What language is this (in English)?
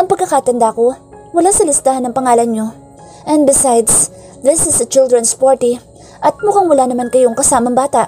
Filipino